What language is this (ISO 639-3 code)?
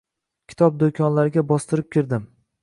uzb